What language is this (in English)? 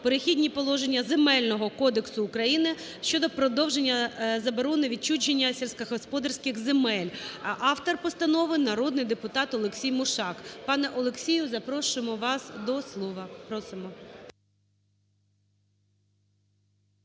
Ukrainian